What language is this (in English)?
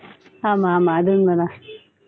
Tamil